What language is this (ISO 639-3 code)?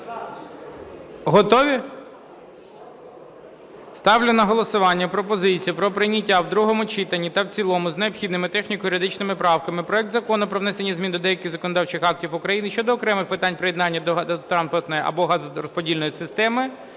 ukr